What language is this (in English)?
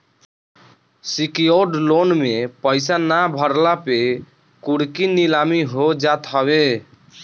Bhojpuri